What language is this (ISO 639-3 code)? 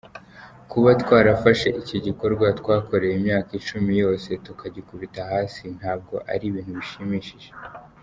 kin